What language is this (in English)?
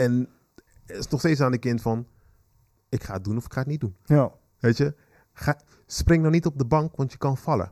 Dutch